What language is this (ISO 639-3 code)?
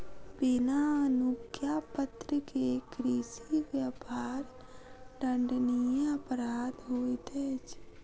mai